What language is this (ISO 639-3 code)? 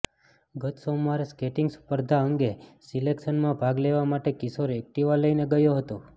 guj